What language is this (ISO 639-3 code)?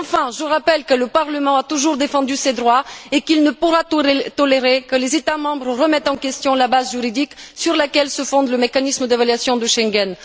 fra